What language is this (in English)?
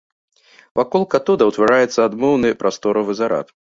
Belarusian